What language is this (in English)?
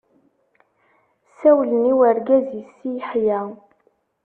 Kabyle